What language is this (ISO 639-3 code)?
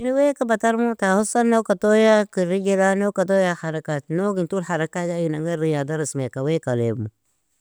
fia